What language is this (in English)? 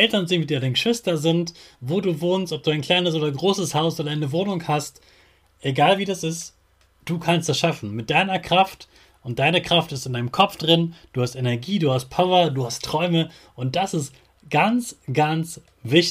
German